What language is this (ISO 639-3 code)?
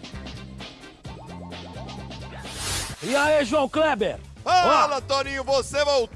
por